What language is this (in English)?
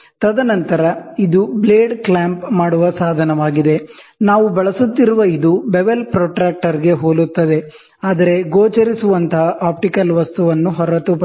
Kannada